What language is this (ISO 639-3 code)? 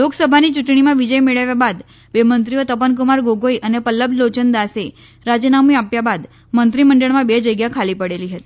guj